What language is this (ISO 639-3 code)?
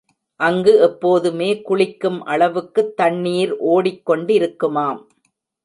tam